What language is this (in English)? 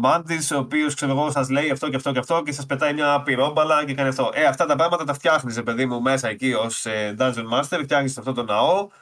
Greek